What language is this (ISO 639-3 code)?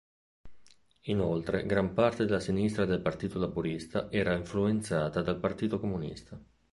ita